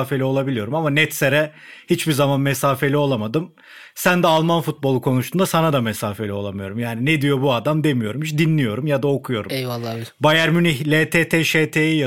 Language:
Turkish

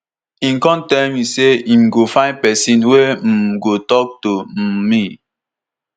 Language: Nigerian Pidgin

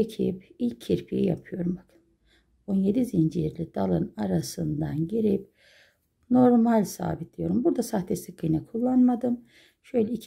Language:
Turkish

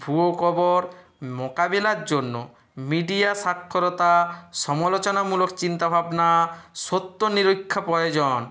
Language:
Bangla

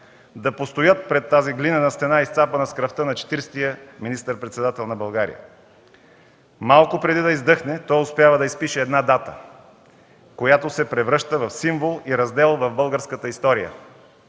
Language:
Bulgarian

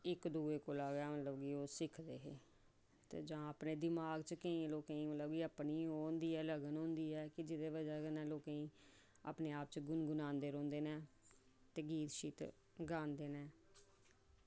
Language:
Dogri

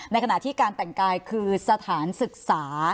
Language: Thai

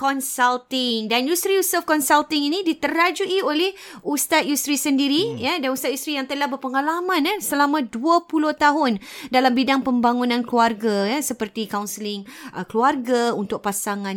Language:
Malay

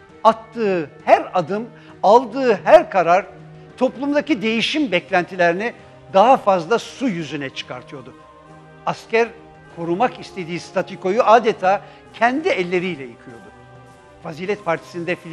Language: Turkish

